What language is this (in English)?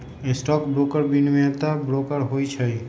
Magahi